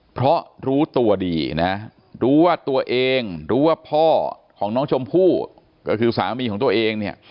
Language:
Thai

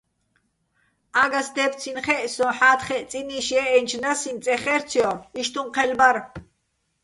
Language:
Bats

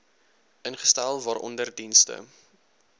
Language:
Afrikaans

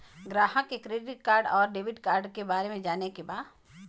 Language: Bhojpuri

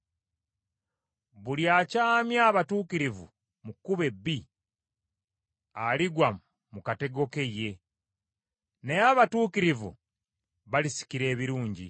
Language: Ganda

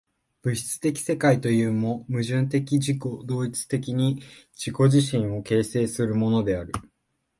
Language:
Japanese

